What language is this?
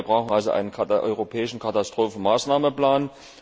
German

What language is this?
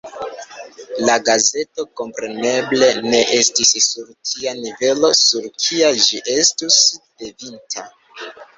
Esperanto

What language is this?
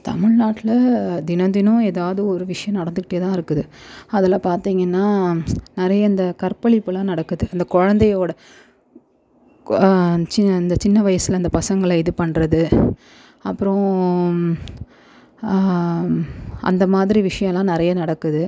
Tamil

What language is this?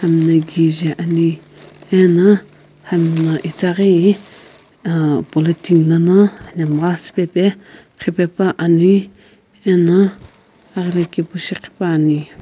Sumi Naga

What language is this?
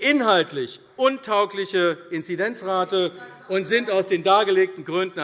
German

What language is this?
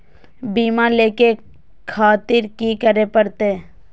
Maithili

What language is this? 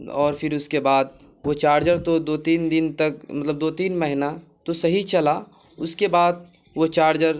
Urdu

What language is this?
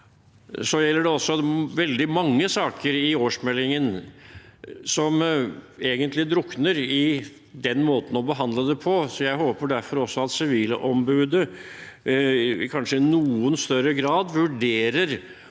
Norwegian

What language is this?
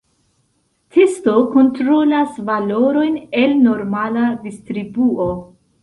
Esperanto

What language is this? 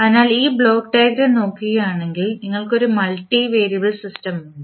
Malayalam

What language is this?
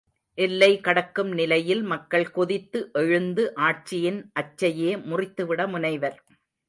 Tamil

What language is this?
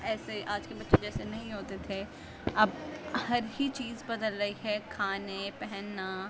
Urdu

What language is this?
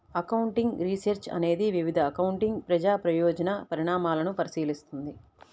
Telugu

